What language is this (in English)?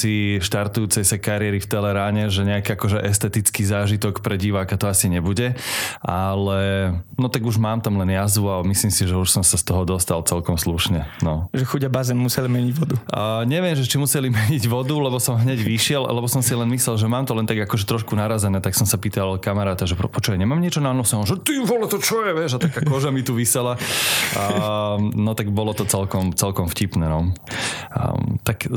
Slovak